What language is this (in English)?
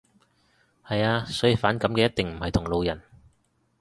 Cantonese